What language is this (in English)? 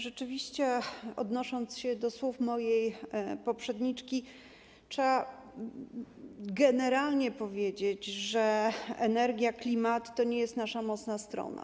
Polish